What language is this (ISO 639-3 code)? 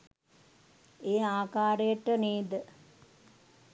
sin